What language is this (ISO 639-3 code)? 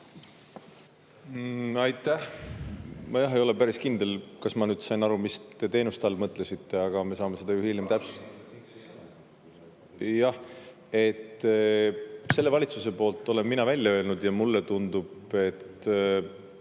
est